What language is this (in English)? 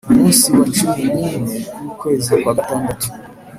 Kinyarwanda